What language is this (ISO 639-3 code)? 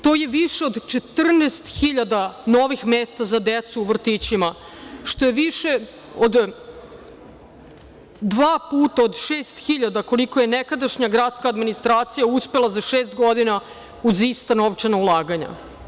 srp